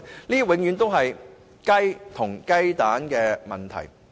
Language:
Cantonese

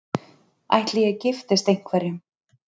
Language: Icelandic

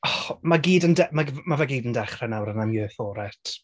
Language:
Welsh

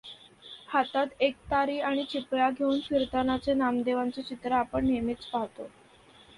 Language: Marathi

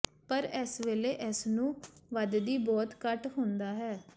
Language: Punjabi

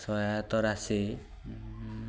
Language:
Odia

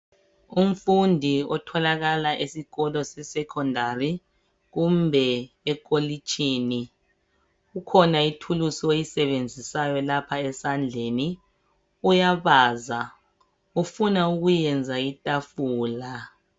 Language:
North Ndebele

